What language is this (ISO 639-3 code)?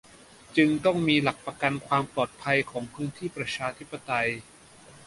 tha